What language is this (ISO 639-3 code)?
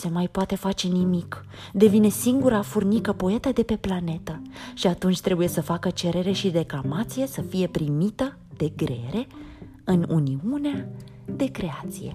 ron